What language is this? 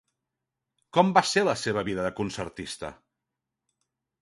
Catalan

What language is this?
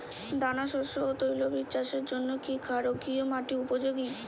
Bangla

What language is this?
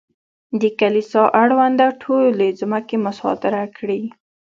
Pashto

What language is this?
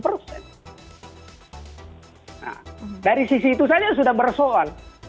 Indonesian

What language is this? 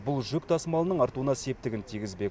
Kazakh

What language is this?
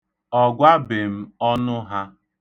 Igbo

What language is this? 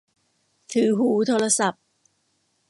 Thai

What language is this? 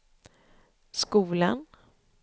Swedish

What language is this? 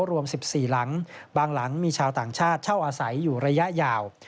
Thai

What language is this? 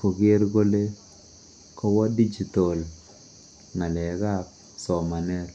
Kalenjin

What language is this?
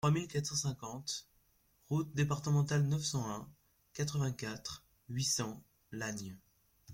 French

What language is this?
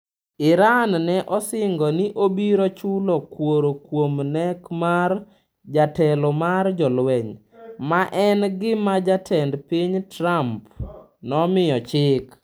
Luo (Kenya and Tanzania)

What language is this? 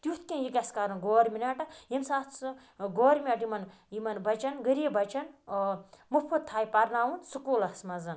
Kashmiri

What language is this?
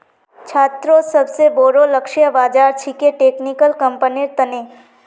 Magahi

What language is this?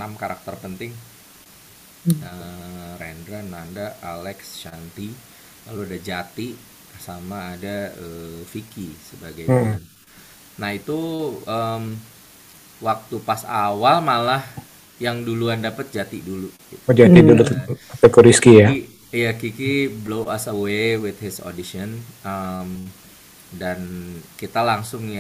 Indonesian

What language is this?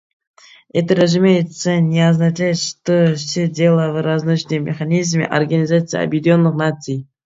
Russian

